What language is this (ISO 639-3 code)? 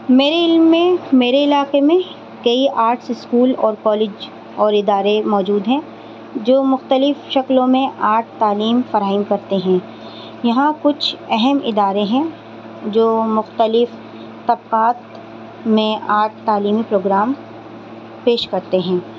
urd